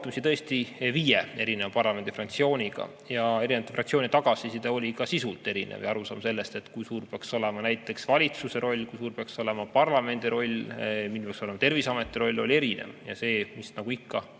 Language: Estonian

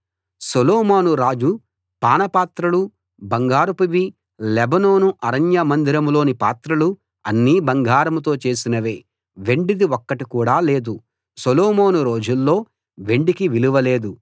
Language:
Telugu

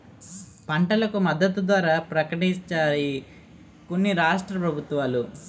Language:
Telugu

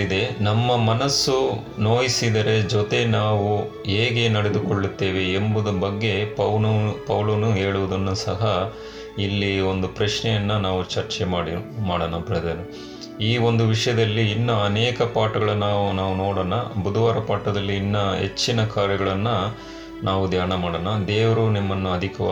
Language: Kannada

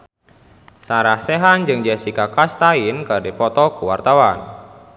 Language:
Sundanese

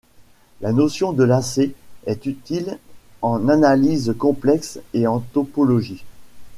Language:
French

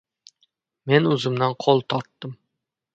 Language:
Uzbek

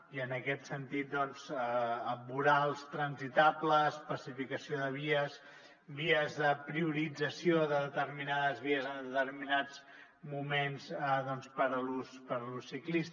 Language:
Catalan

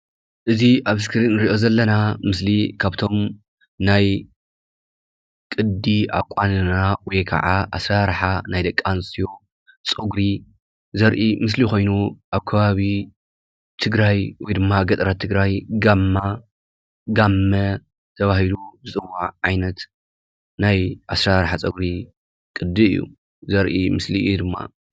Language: Tigrinya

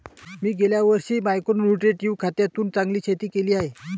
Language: Marathi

